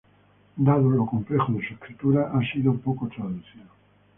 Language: Spanish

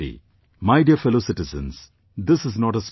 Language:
English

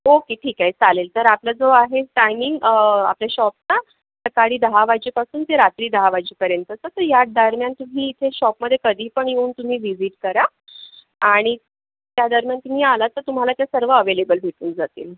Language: Marathi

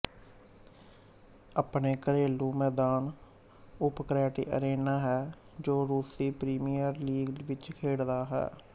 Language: Punjabi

